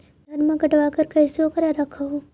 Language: Magahi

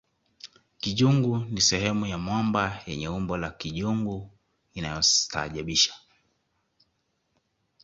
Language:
Swahili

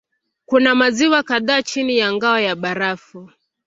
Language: Swahili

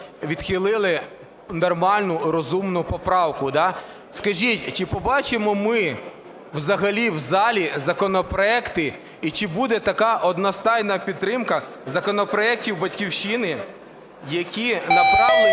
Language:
Ukrainian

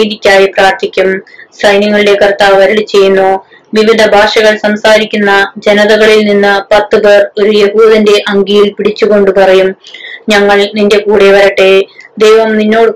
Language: Malayalam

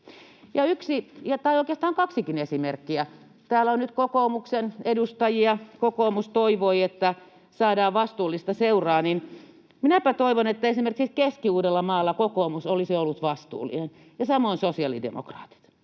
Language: Finnish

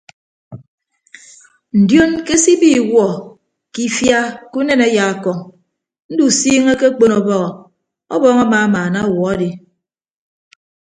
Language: Ibibio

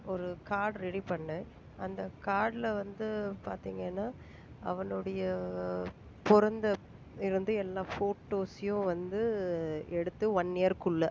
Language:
Tamil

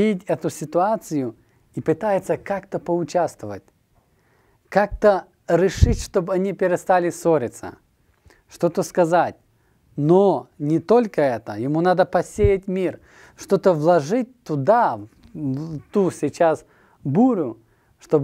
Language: Russian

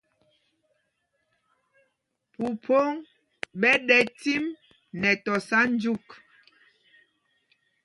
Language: Mpumpong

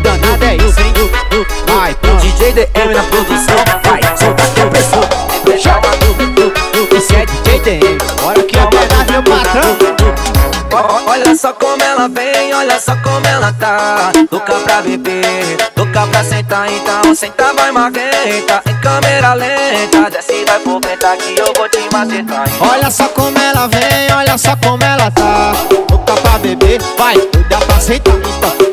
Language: Portuguese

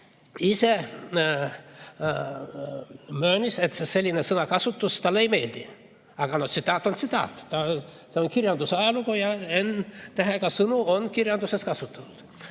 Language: Estonian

